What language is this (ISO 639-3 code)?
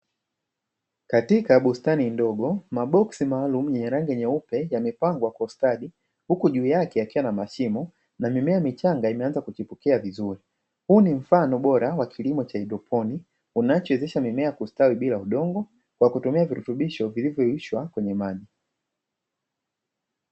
swa